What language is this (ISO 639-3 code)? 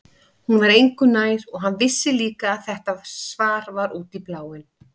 isl